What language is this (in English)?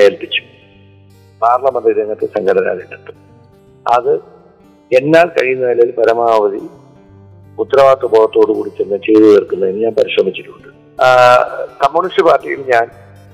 Malayalam